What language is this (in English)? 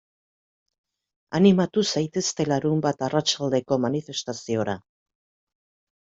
Basque